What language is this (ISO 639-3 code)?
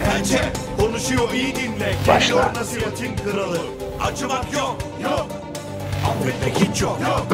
tur